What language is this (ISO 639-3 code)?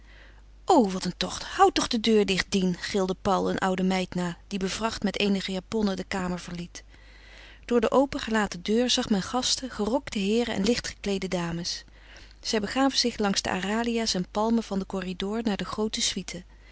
nld